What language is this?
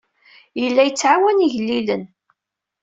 Kabyle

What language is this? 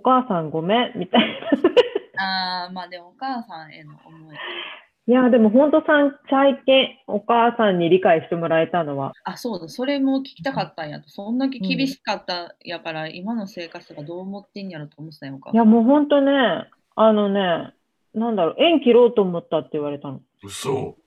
Japanese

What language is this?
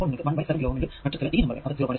Malayalam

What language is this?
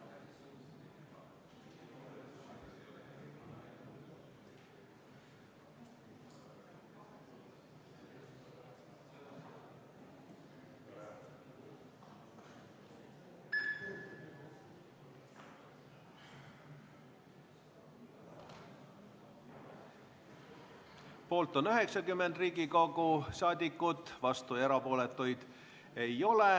Estonian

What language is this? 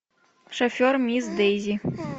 Russian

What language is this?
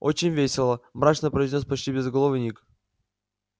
Russian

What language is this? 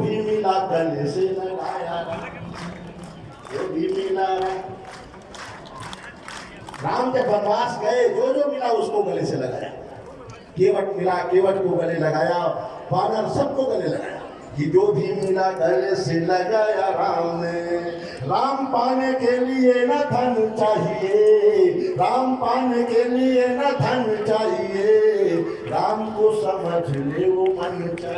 Hindi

